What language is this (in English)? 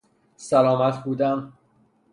Persian